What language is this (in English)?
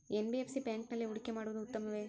Kannada